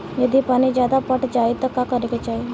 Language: Bhojpuri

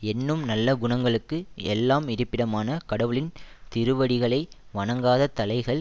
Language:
Tamil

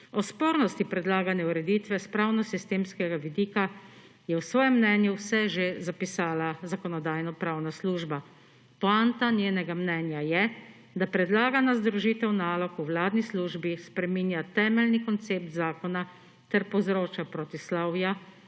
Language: Slovenian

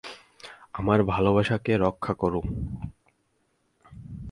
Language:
Bangla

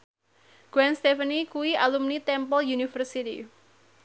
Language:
Javanese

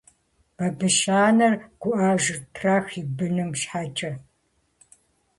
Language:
Kabardian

